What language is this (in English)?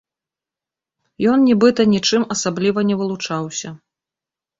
Belarusian